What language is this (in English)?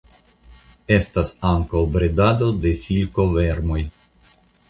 Esperanto